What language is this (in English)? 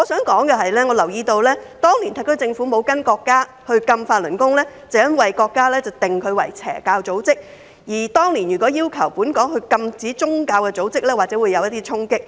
Cantonese